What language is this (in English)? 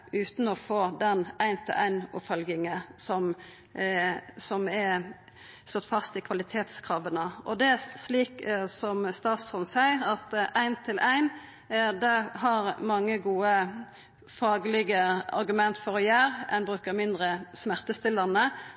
Norwegian Nynorsk